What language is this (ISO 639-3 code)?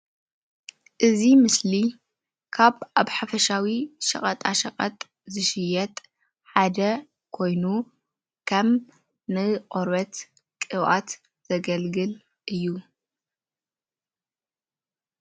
tir